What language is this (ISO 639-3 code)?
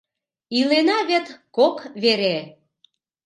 chm